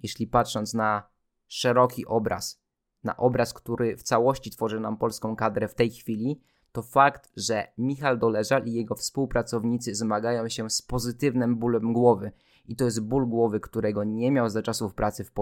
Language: Polish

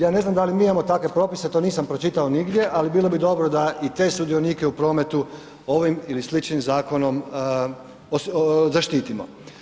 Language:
Croatian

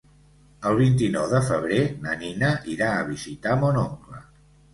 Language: Catalan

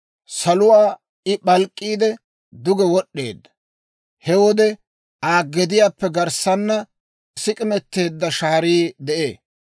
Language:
Dawro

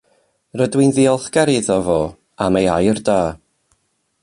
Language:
Welsh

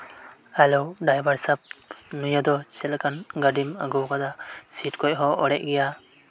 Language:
Santali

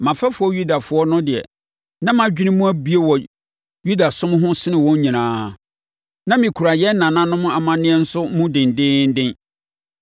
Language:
Akan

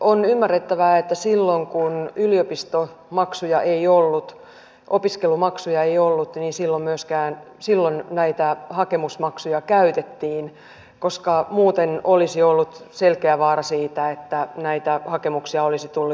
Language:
Finnish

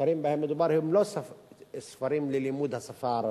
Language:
Hebrew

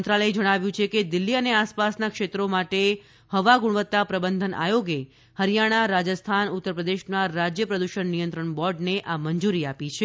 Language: Gujarati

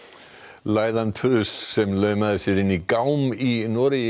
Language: Icelandic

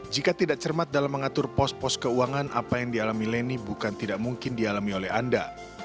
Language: Indonesian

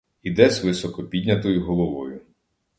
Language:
Ukrainian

